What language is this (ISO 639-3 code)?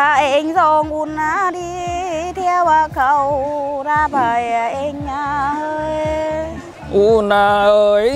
vie